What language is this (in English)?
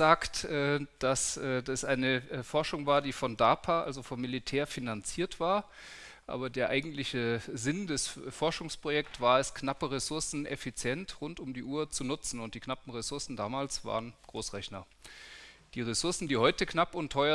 German